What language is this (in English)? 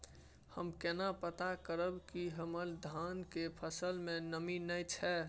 Maithili